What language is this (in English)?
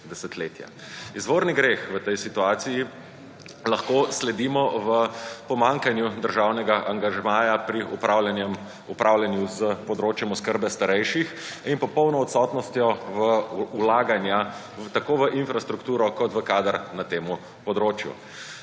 Slovenian